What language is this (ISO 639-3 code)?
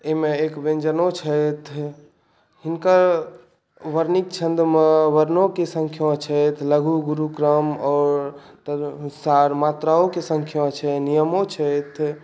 mai